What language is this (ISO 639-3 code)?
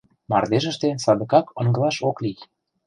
chm